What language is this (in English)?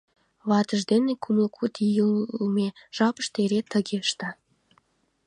Mari